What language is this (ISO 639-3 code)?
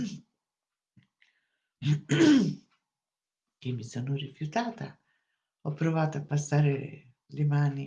ita